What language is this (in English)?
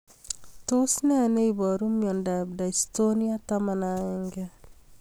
Kalenjin